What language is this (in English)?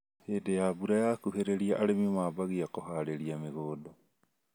Kikuyu